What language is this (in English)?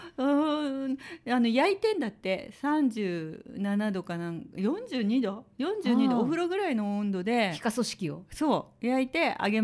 Japanese